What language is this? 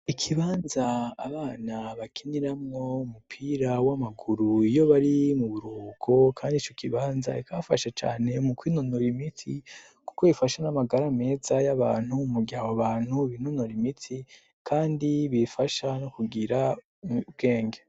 Rundi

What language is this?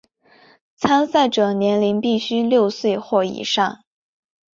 Chinese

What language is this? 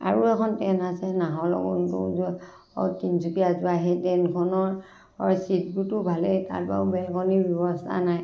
Assamese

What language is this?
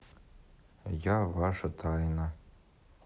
Russian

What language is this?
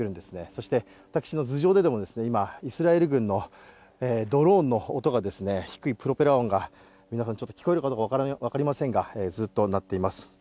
Japanese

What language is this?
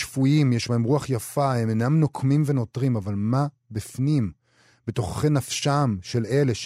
Hebrew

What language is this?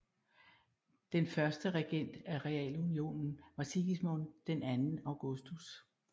Danish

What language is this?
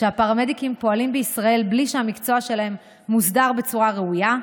Hebrew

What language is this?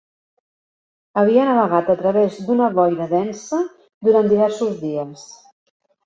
Catalan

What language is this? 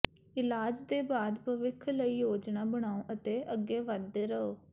Punjabi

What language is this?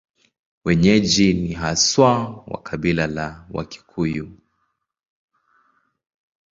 Swahili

